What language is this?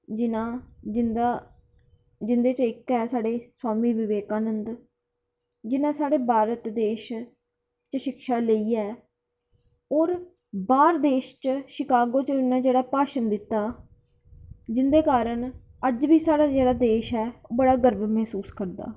Dogri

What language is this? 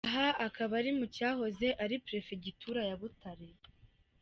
Kinyarwanda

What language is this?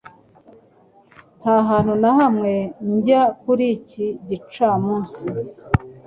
Kinyarwanda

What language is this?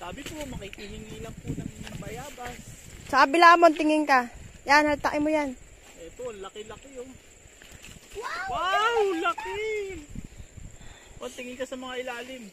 Filipino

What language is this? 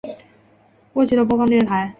Chinese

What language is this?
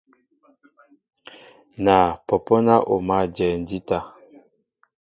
Mbo (Cameroon)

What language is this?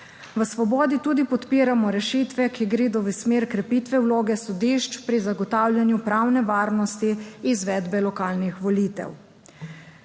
Slovenian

